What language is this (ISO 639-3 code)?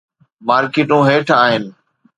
snd